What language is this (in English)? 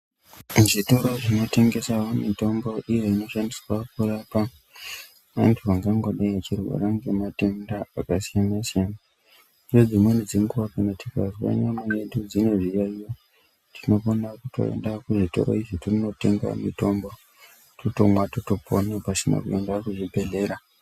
Ndau